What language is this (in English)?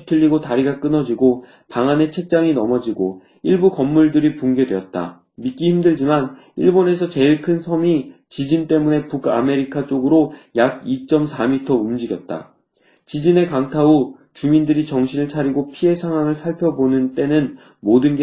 Korean